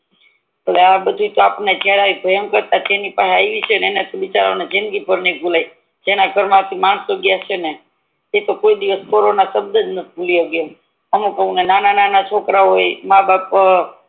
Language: Gujarati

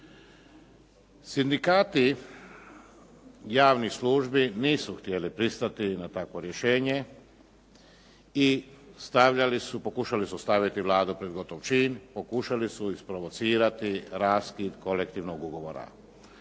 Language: Croatian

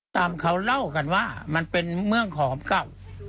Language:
Thai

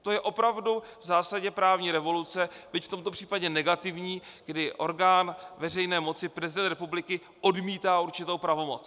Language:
Czech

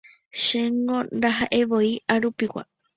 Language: Guarani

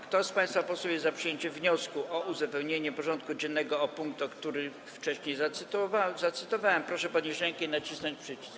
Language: Polish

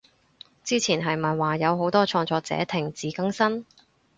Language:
Cantonese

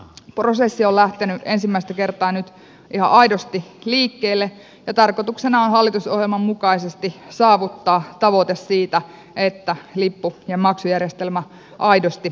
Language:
Finnish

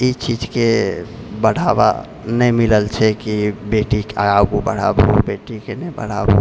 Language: Maithili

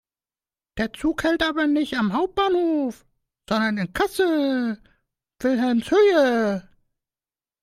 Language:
German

